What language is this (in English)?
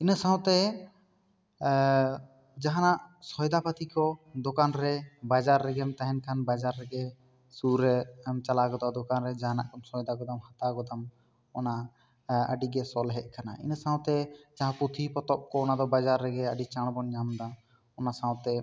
Santali